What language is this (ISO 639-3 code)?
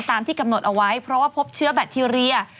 tha